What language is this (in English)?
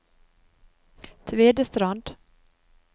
Norwegian